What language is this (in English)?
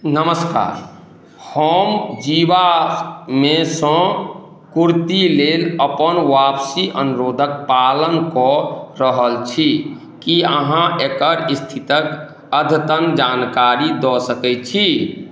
Maithili